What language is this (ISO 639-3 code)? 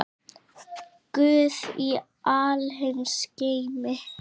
isl